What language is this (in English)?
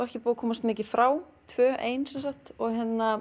Icelandic